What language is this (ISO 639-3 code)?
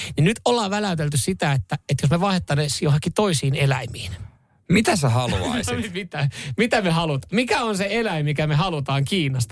fin